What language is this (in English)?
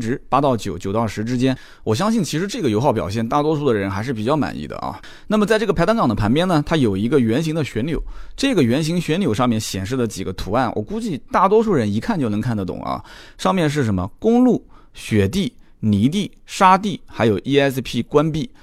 Chinese